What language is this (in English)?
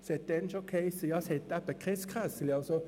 Swiss German